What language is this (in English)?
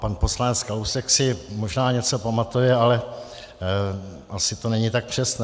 Czech